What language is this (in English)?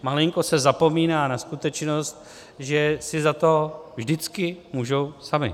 Czech